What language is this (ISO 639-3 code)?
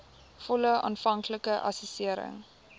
afr